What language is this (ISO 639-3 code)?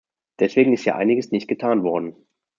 deu